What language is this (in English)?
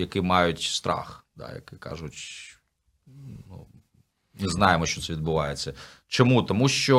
Ukrainian